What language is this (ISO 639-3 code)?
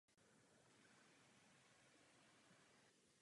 ces